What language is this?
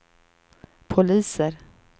Swedish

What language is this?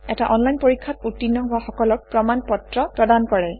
Assamese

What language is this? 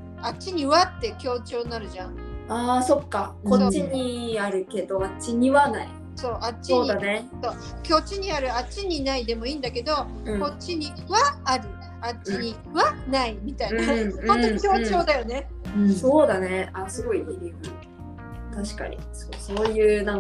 Japanese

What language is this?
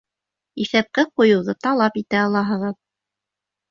Bashkir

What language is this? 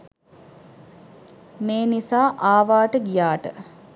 Sinhala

